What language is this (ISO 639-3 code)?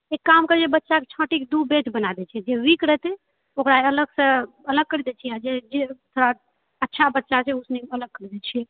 mai